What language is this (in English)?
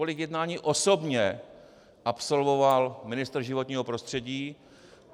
Czech